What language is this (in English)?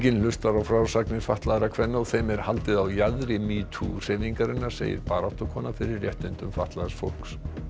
Icelandic